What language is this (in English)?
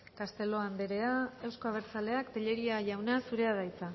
Basque